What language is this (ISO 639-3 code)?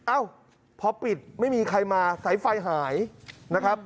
tha